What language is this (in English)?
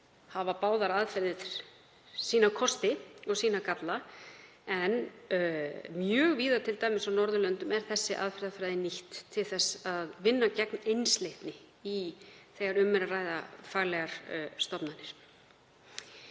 Icelandic